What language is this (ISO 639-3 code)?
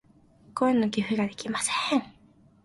jpn